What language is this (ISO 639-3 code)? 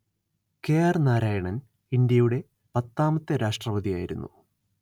mal